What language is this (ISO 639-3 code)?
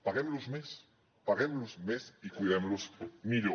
cat